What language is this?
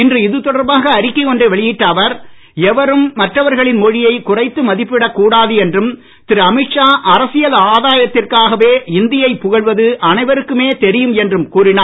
Tamil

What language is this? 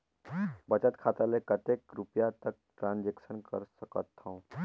Chhattisgarhi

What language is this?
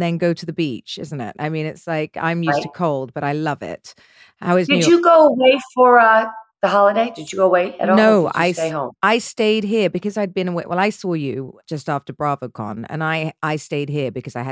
English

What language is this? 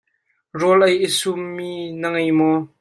Hakha Chin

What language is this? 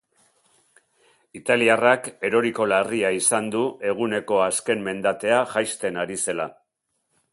Basque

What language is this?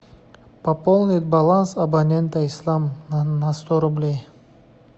Russian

